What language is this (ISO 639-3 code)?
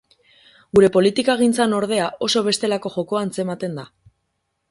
eus